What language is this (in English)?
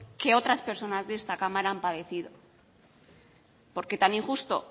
Spanish